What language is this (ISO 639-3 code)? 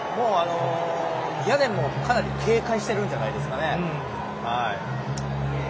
jpn